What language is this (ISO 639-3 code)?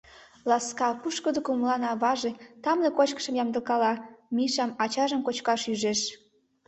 chm